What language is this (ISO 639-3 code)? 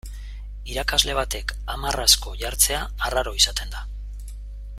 eus